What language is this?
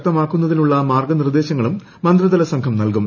Malayalam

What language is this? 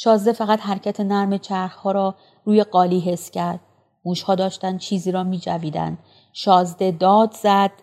Persian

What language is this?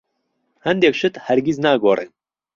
Central Kurdish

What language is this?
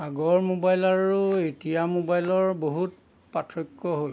Assamese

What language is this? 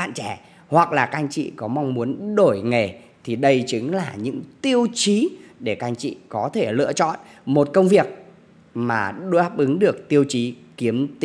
Vietnamese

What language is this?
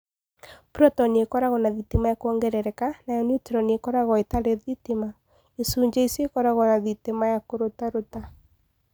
Kikuyu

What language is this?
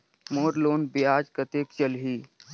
Chhattisgarhi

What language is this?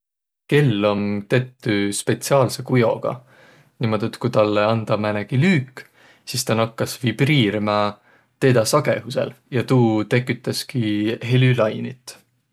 Võro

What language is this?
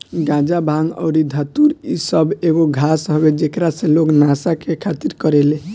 Bhojpuri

